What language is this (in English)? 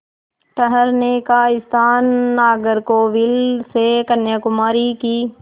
Hindi